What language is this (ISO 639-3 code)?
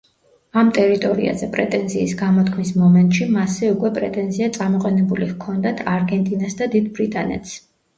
kat